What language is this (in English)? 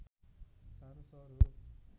Nepali